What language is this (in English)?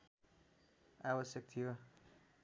Nepali